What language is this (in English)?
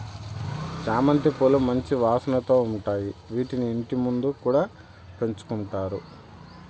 Telugu